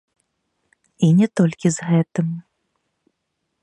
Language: Belarusian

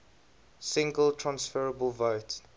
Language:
English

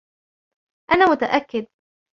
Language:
Arabic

